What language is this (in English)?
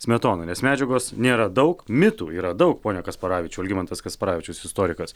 Lithuanian